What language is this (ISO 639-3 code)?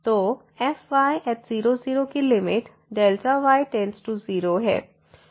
hin